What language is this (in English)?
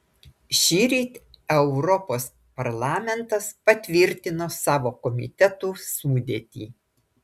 Lithuanian